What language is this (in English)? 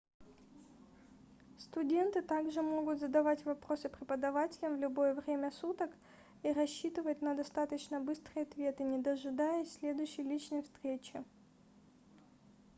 Russian